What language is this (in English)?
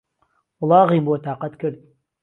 Central Kurdish